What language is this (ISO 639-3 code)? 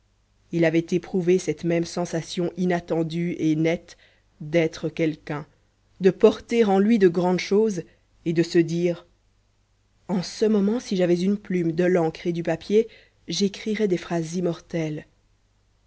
fra